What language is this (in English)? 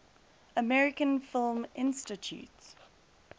English